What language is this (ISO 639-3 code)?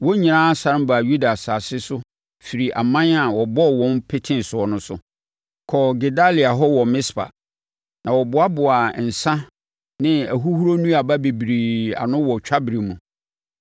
aka